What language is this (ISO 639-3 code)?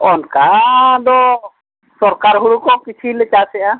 sat